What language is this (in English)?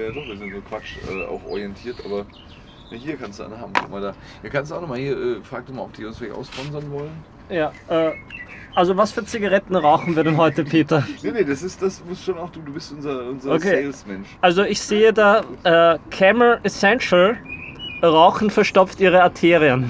German